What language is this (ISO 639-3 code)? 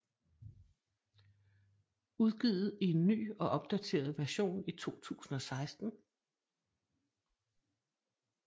dan